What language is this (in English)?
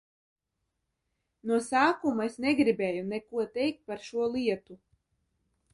Latvian